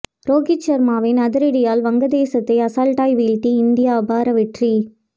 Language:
Tamil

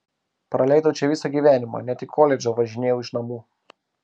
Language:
Lithuanian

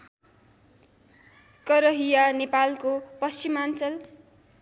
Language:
Nepali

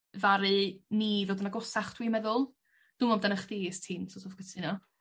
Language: Welsh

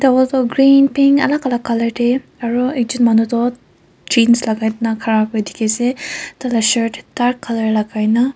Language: Naga Pidgin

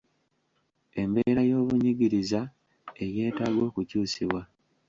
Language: Ganda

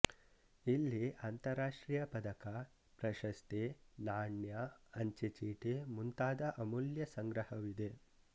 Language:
Kannada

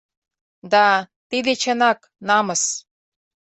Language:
Mari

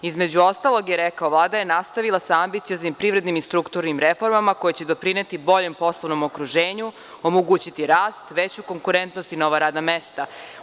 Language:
Serbian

